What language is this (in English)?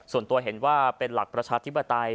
Thai